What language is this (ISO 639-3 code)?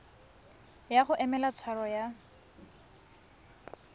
tsn